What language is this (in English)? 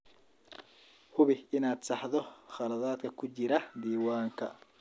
Somali